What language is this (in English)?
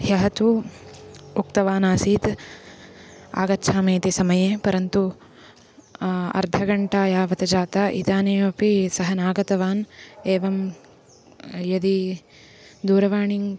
Sanskrit